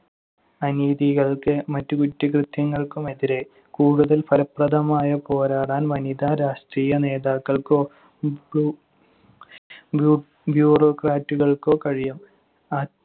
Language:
Malayalam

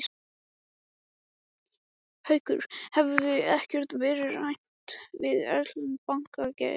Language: Icelandic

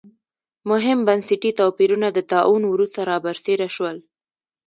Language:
Pashto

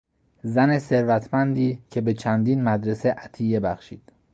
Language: Persian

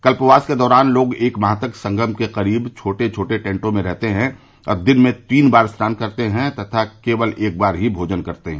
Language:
Hindi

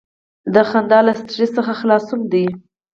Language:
Pashto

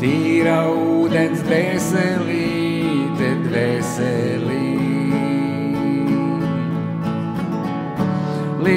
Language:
Latvian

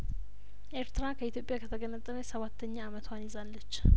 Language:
Amharic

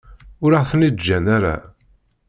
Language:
Kabyle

